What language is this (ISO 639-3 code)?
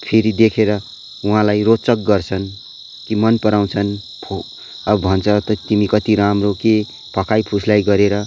nep